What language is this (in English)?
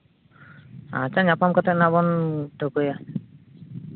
Santali